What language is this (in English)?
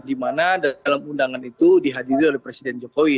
Indonesian